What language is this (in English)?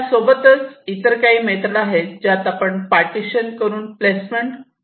Marathi